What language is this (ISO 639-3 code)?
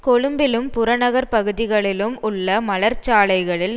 tam